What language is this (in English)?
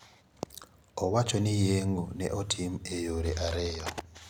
Luo (Kenya and Tanzania)